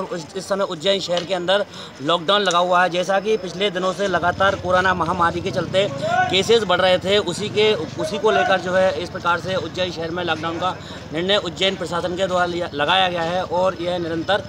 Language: Hindi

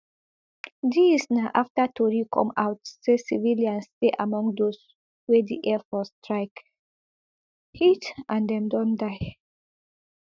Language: Nigerian Pidgin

